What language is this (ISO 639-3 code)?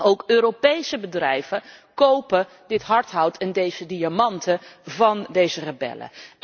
nld